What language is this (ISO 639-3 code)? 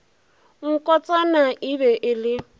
nso